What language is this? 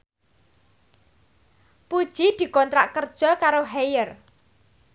Javanese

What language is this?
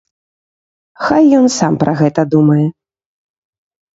Belarusian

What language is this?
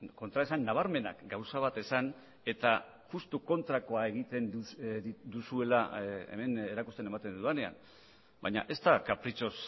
Basque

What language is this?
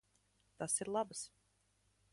Latvian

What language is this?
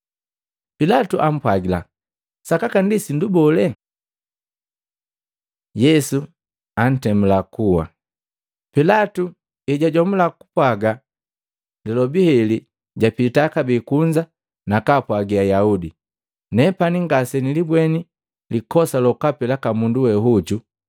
Matengo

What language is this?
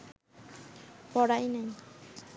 Bangla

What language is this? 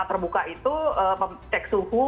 Indonesian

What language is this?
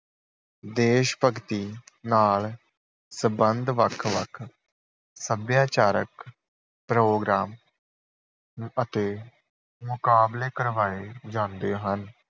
Punjabi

